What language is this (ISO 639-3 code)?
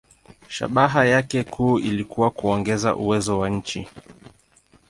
swa